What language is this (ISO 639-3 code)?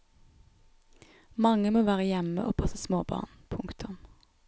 nor